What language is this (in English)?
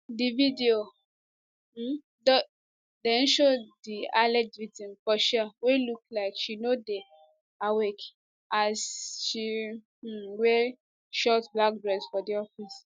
Nigerian Pidgin